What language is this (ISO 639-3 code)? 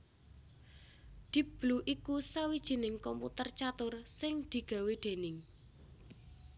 jav